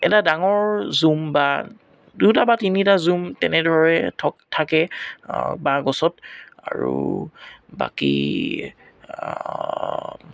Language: Assamese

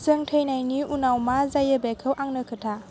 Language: Bodo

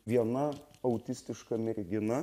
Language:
Lithuanian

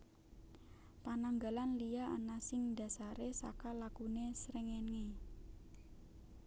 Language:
Javanese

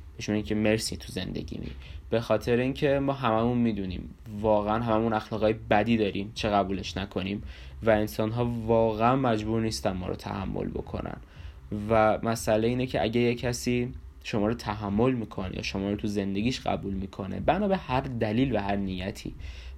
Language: Persian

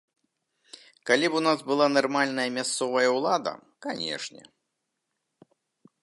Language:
Belarusian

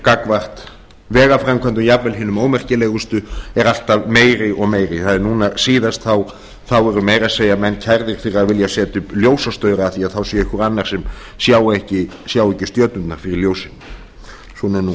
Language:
Icelandic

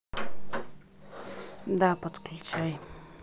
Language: Russian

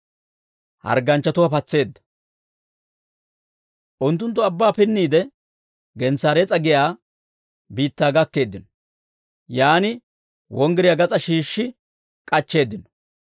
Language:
Dawro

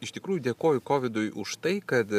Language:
Lithuanian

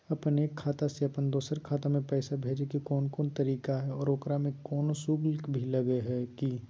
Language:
Magahi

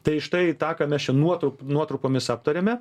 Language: Lithuanian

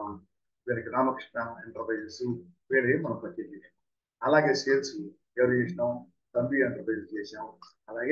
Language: Telugu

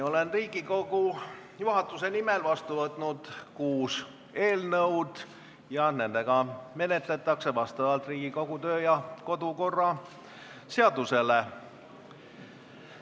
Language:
Estonian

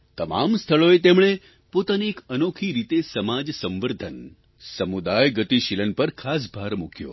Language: Gujarati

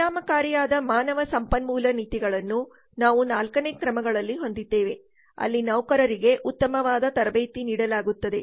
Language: Kannada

